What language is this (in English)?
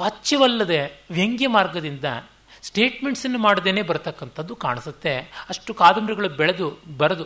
Kannada